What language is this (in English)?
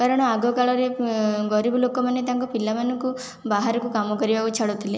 Odia